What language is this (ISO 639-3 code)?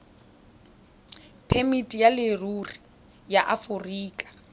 tsn